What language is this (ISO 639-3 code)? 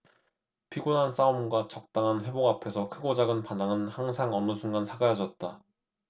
kor